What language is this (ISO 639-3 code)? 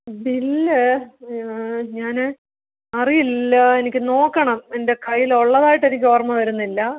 mal